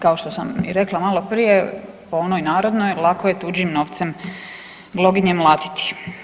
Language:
Croatian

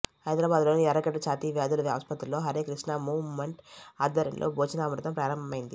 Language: Telugu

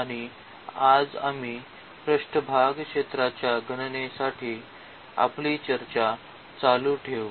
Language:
Marathi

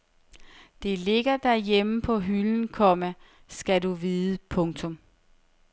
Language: Danish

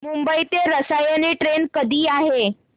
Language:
Marathi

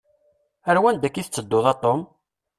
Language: Kabyle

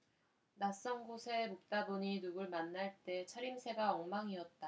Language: Korean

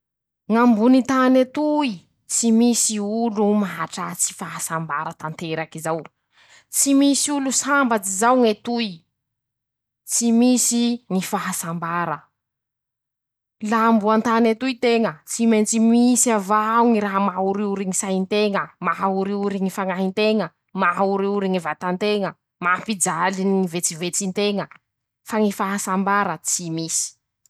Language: Masikoro Malagasy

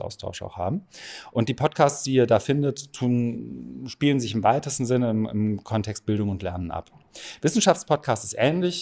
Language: German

